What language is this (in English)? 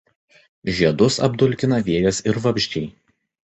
Lithuanian